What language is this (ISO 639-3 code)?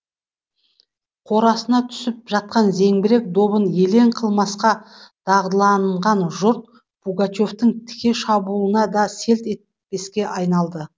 kaz